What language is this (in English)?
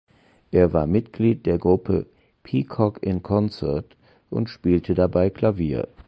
German